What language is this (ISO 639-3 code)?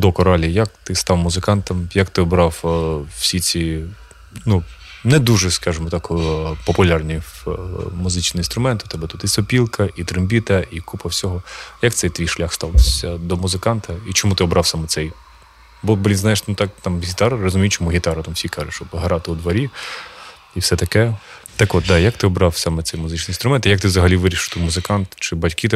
ukr